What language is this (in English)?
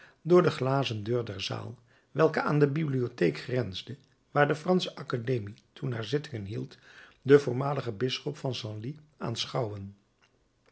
Dutch